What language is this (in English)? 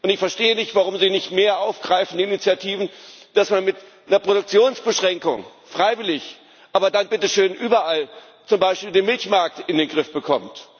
German